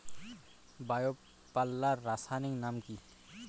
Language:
Bangla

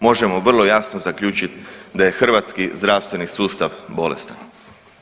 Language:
Croatian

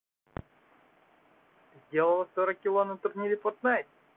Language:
Russian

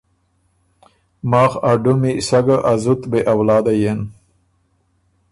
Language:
Ormuri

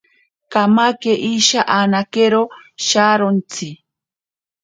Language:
Ashéninka Perené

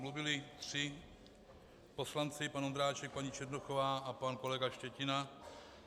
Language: Czech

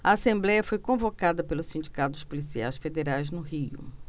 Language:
Portuguese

